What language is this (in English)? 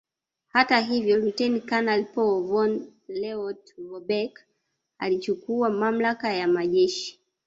Swahili